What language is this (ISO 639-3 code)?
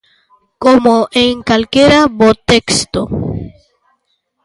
glg